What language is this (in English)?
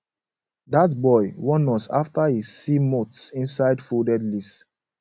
Nigerian Pidgin